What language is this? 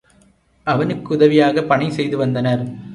Tamil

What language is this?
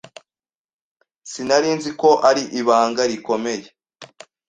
Kinyarwanda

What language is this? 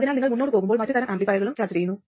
Malayalam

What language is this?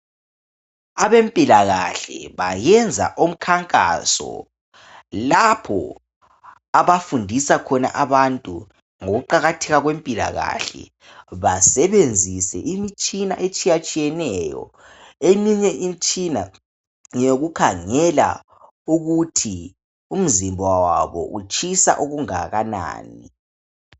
North Ndebele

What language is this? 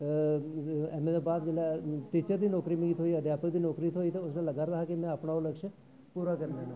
Dogri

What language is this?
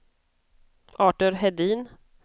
Swedish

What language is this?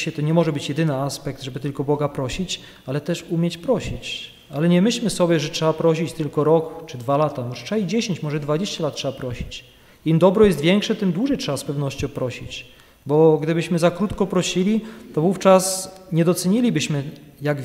Polish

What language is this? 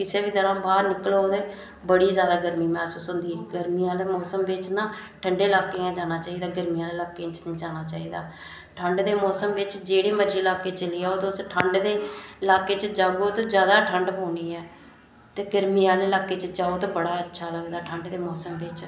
Dogri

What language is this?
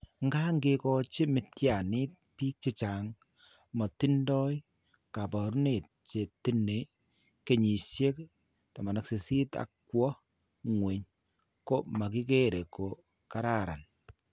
Kalenjin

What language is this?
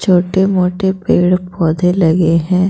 Hindi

